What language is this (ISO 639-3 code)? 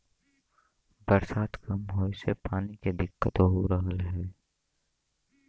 bho